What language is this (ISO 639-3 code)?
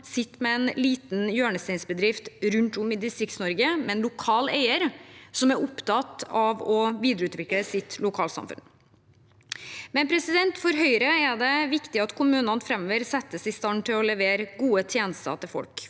nor